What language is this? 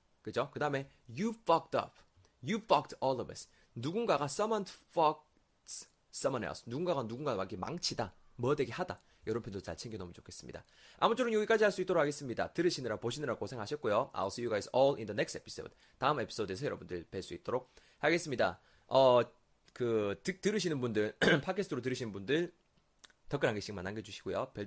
Korean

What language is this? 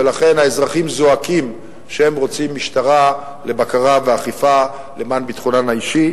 Hebrew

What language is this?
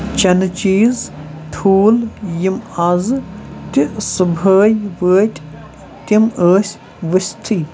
Kashmiri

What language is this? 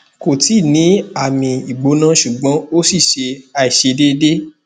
Yoruba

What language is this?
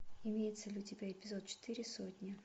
Russian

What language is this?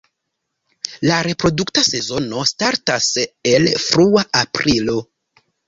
Esperanto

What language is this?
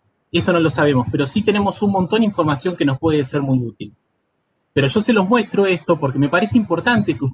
Spanish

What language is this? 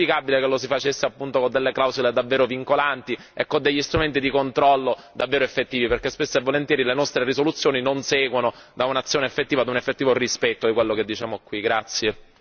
Italian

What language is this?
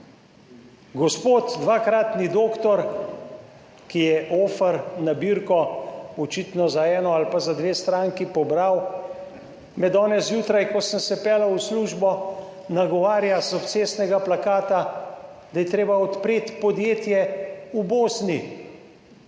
Slovenian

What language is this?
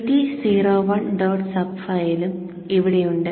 Malayalam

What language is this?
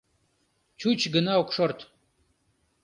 Mari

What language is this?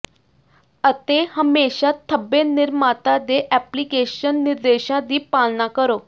Punjabi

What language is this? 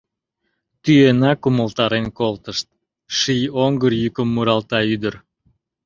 Mari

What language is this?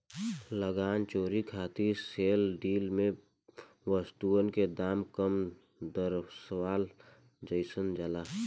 Bhojpuri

